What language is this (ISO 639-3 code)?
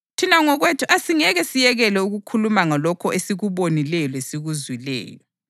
nde